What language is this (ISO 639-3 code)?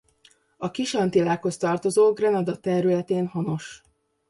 hun